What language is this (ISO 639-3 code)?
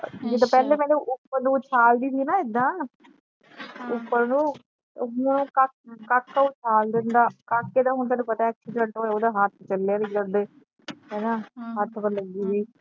pan